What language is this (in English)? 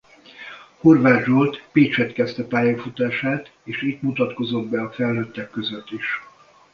Hungarian